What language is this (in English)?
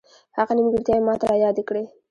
Pashto